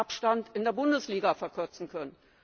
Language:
German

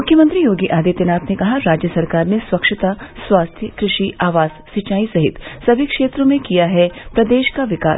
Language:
Hindi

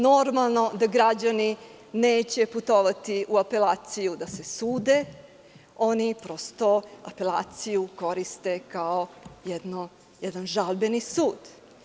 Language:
Serbian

